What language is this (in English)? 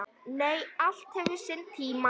Icelandic